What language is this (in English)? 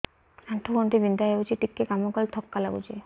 Odia